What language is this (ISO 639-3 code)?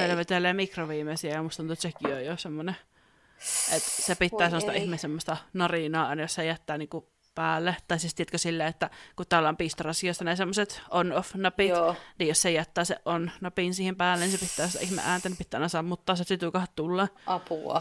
fin